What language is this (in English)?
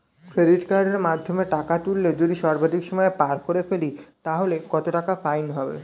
Bangla